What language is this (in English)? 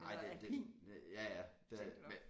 Danish